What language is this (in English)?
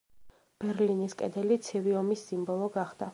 Georgian